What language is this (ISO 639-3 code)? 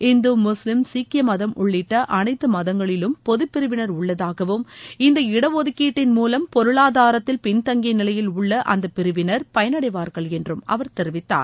tam